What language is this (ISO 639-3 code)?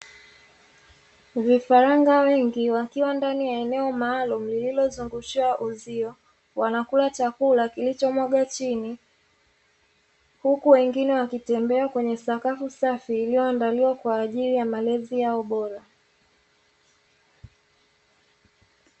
swa